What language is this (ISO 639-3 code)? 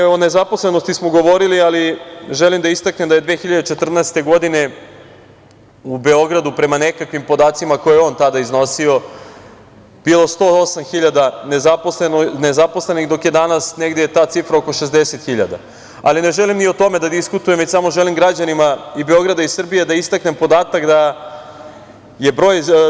srp